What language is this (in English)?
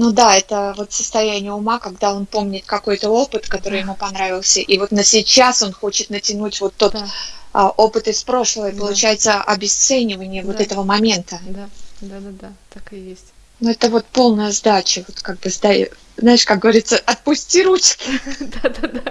Russian